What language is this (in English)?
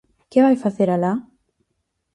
Galician